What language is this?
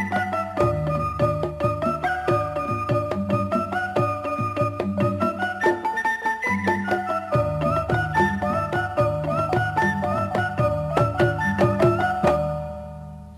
Indonesian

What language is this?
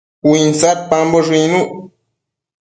Matsés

